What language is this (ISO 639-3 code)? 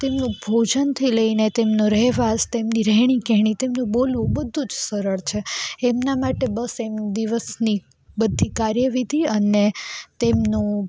guj